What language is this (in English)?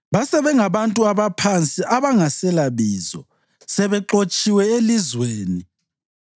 North Ndebele